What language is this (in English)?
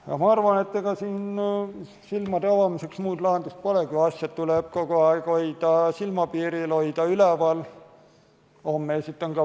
Estonian